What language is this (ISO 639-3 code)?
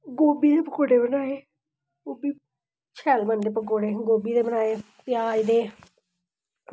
doi